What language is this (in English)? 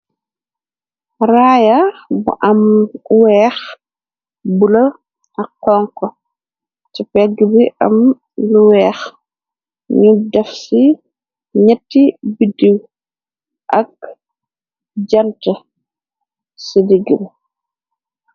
Wolof